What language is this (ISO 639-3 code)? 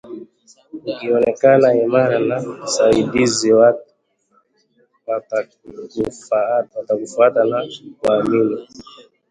swa